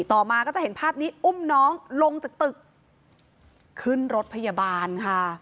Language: Thai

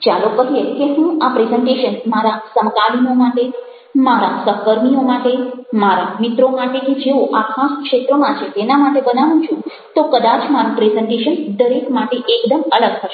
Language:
Gujarati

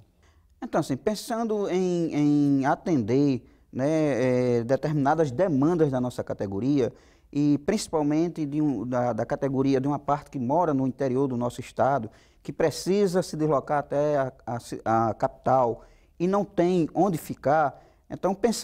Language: Portuguese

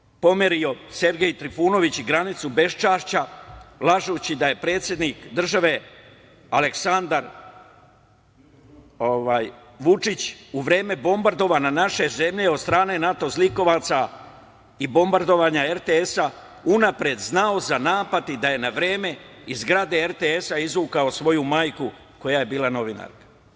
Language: Serbian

